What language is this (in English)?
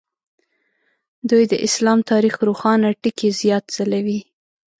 Pashto